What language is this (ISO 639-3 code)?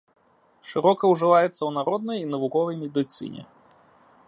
bel